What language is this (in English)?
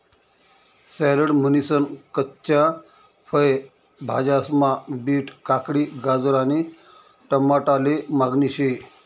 Marathi